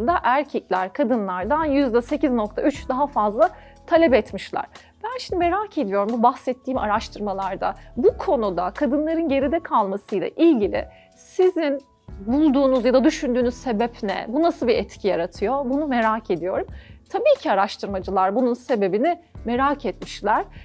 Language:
Turkish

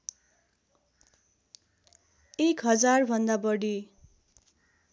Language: Nepali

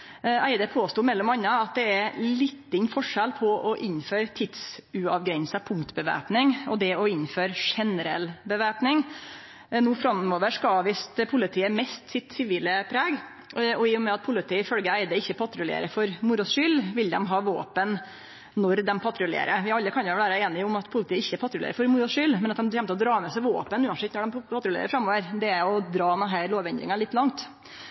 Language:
Norwegian Nynorsk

